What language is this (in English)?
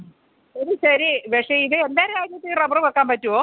Malayalam